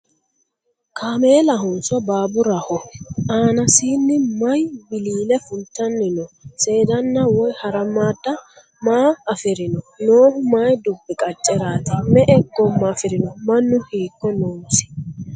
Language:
Sidamo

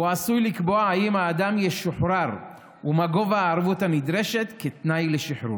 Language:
Hebrew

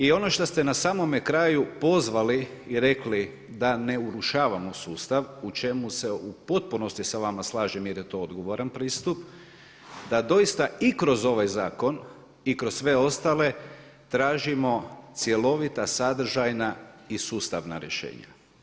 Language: Croatian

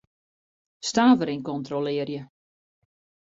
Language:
Western Frisian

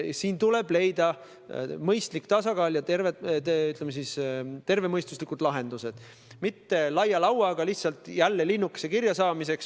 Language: Estonian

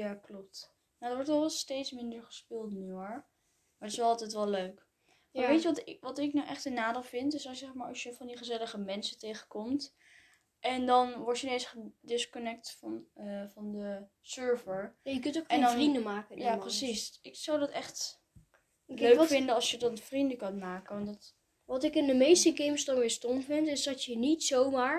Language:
Dutch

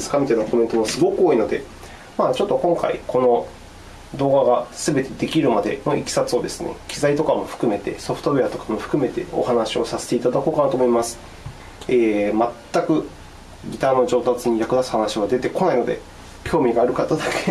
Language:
Japanese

